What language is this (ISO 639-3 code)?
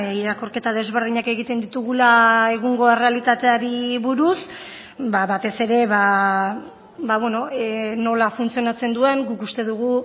eus